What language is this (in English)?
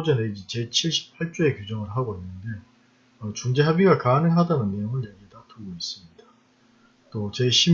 Korean